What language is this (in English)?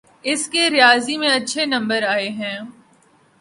Urdu